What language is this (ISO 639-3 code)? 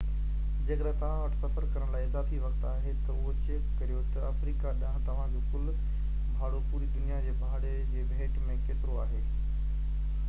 snd